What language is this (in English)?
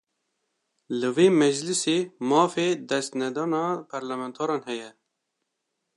Kurdish